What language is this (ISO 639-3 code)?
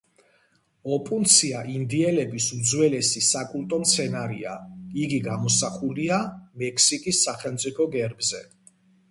kat